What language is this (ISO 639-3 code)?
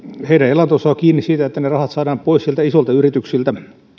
fin